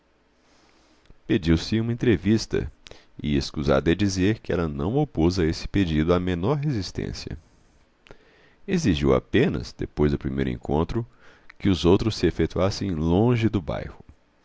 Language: Portuguese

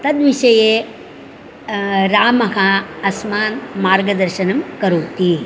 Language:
Sanskrit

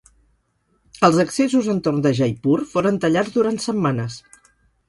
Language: Catalan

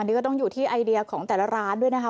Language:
Thai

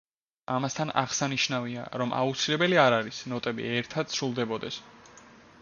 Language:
Georgian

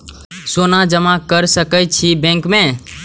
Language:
Maithili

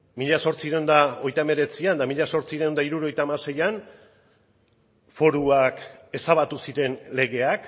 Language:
Basque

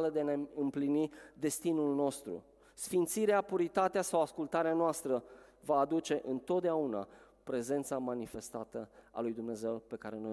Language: Romanian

